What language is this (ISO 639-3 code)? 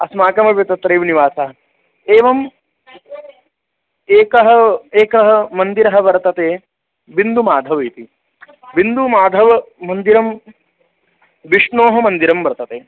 san